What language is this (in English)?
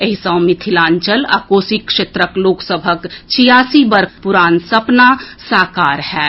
Maithili